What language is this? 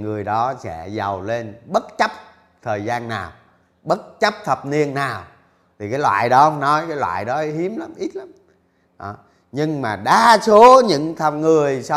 Vietnamese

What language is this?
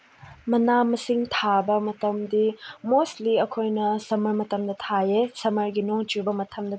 Manipuri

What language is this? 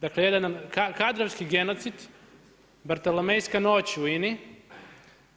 Croatian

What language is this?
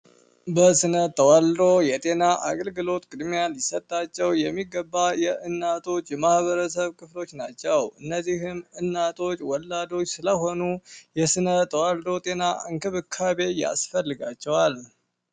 Amharic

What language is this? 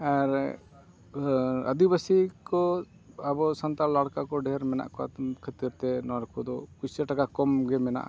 Santali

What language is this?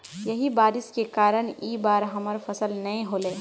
Magahi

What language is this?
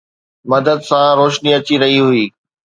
Sindhi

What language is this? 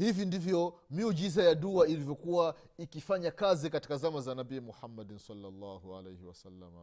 Swahili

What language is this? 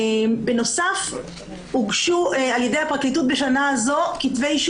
Hebrew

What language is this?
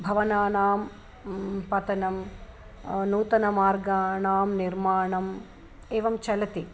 Sanskrit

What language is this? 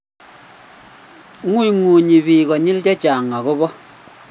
Kalenjin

